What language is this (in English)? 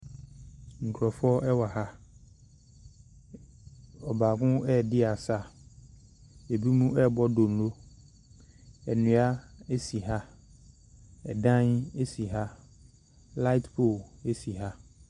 Akan